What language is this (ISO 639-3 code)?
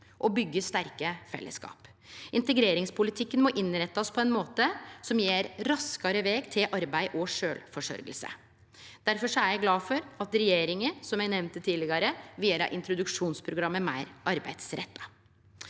nor